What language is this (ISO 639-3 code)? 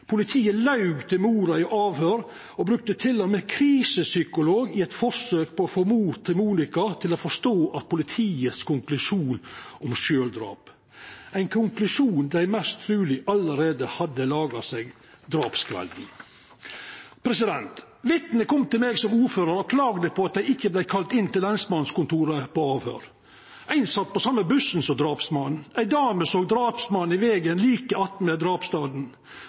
nno